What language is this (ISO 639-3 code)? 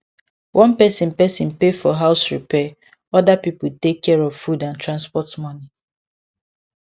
pcm